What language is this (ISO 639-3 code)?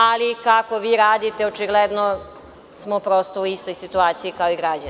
srp